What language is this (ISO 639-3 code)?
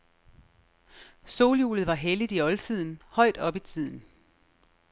dan